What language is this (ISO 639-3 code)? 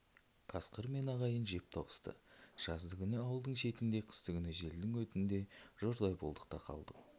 kaz